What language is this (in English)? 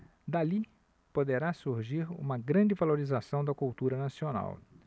Portuguese